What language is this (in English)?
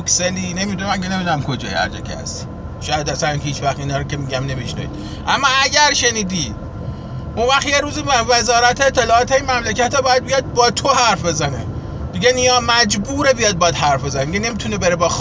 Persian